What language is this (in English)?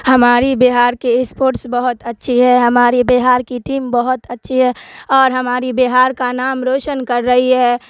Urdu